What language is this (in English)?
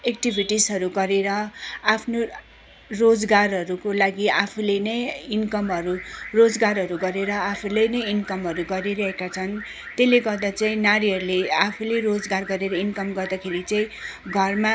Nepali